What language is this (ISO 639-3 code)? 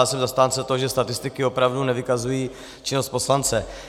ces